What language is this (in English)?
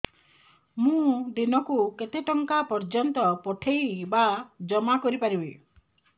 Odia